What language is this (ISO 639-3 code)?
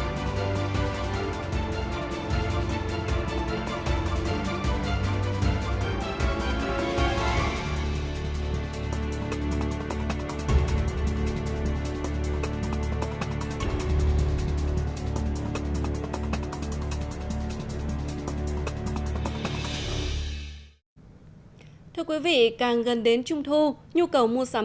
vie